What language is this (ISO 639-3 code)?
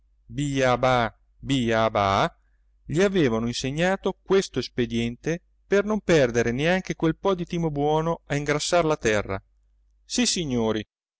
ita